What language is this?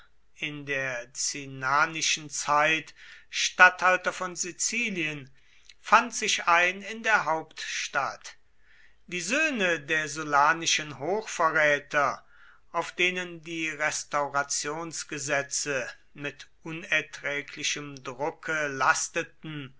German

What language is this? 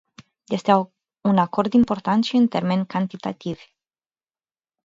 Romanian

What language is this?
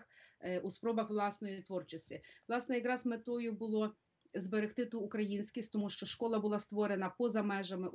Ukrainian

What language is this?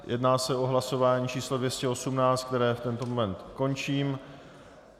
Czech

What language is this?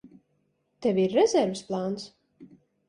Latvian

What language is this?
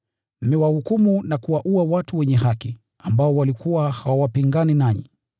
Swahili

